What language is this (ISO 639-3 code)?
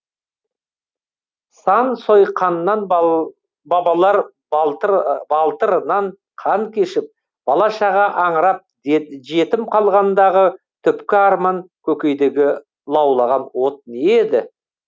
kaz